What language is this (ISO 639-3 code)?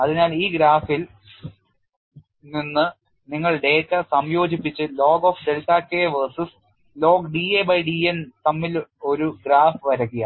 mal